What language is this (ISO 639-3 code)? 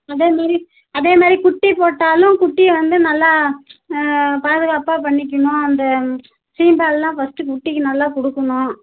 tam